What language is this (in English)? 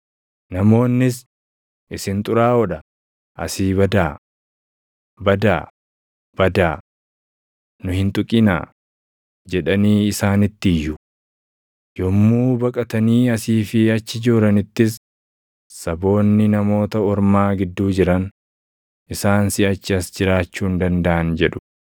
Oromo